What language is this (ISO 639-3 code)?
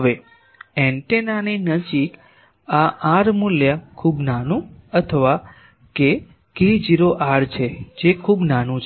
guj